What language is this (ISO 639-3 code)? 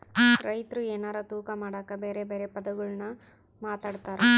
kan